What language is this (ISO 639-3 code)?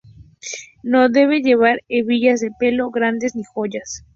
spa